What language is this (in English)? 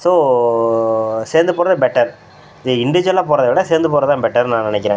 Tamil